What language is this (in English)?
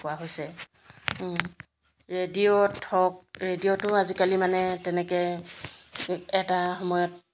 Assamese